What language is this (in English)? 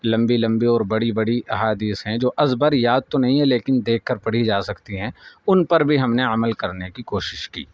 Urdu